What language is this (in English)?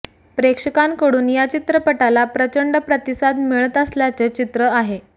Marathi